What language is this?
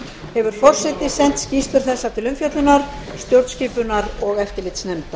Icelandic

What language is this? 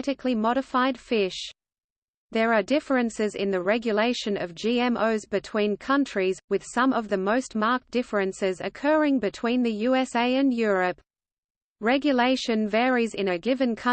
English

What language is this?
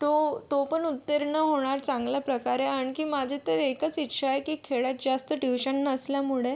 Marathi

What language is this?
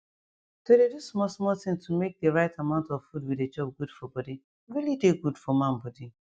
Nigerian Pidgin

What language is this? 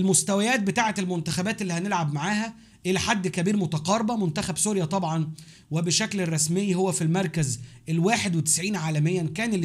Arabic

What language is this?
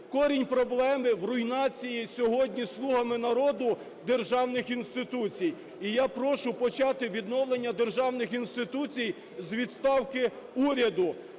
Ukrainian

